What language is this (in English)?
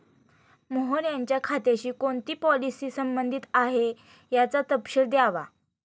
Marathi